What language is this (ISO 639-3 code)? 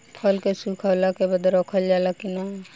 bho